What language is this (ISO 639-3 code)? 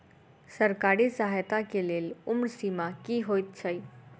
mai